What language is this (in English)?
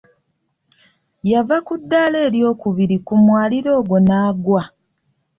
Ganda